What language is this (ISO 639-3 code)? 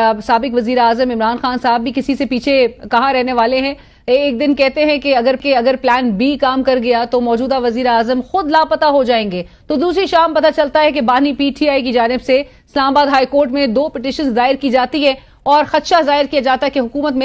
hin